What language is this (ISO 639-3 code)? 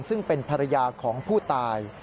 tha